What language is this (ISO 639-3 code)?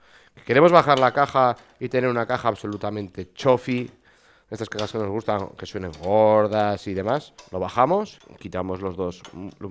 spa